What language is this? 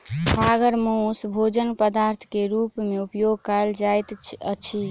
Maithili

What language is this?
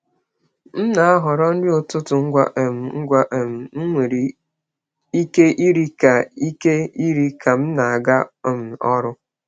Igbo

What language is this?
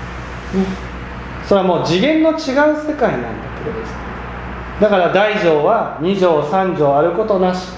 Japanese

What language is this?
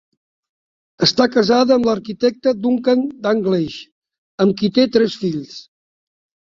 Catalan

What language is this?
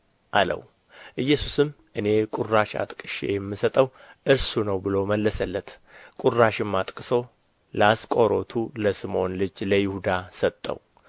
Amharic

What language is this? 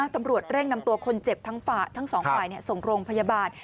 Thai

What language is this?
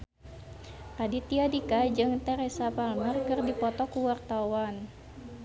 Sundanese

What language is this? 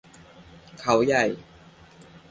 Thai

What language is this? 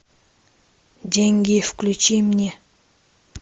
Russian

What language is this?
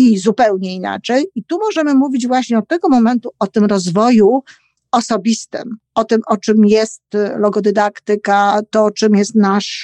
Polish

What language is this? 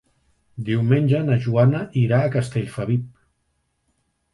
Catalan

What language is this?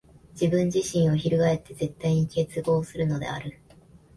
Japanese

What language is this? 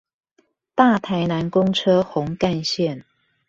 Chinese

